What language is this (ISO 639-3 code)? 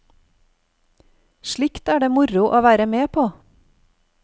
nor